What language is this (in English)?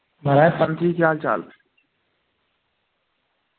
Dogri